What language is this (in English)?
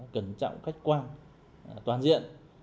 Vietnamese